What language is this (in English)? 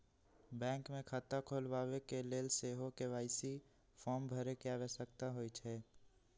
Magahi